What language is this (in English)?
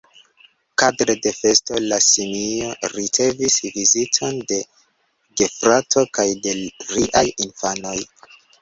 Esperanto